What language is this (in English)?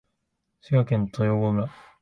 Japanese